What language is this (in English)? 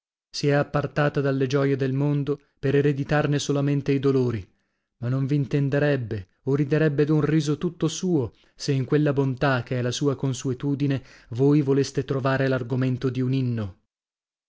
Italian